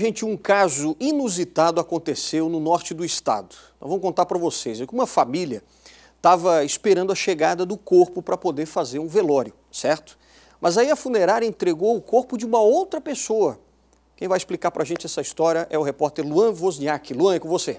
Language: Portuguese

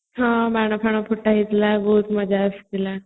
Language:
Odia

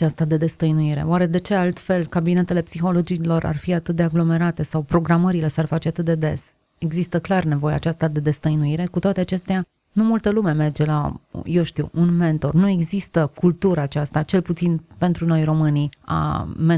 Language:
Romanian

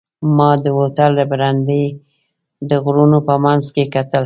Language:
Pashto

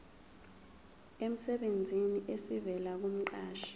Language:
Zulu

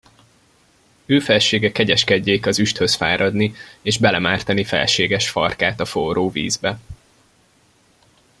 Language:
Hungarian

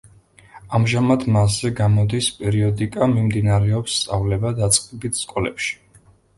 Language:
Georgian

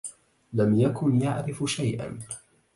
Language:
Arabic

